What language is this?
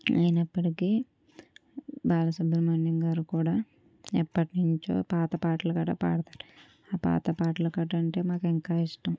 Telugu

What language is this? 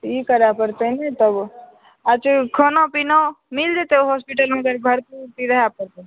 Maithili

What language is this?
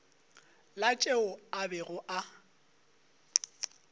Northern Sotho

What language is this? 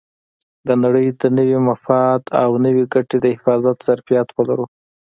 Pashto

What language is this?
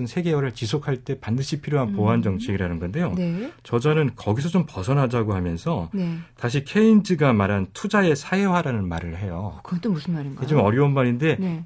Korean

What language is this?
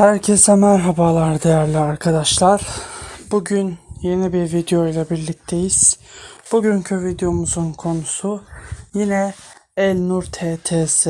Turkish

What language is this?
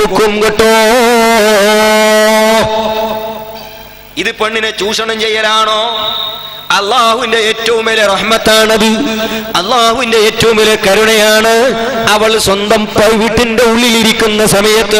Arabic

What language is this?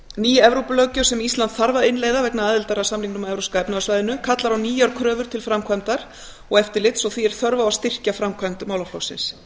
Icelandic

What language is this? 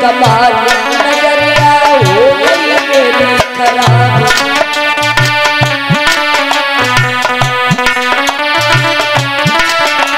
Hindi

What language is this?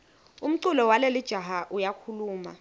Swati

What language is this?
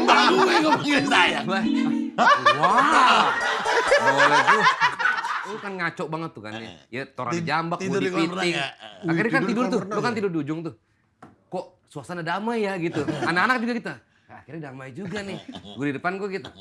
Indonesian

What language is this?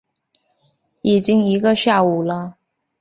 Chinese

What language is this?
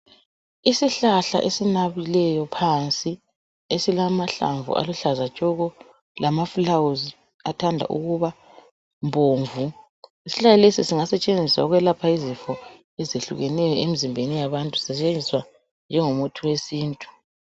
North Ndebele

